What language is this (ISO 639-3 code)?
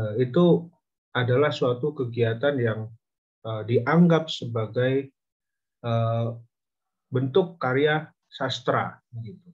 ind